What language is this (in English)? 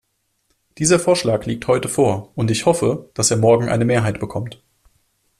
German